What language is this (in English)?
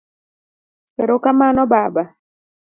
Luo (Kenya and Tanzania)